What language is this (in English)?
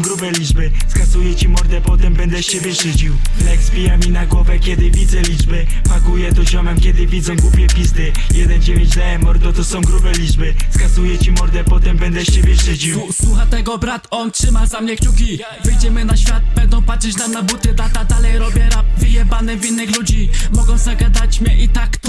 Polish